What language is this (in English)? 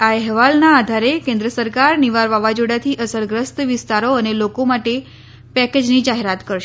Gujarati